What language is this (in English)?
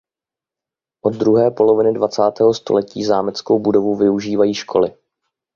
Czech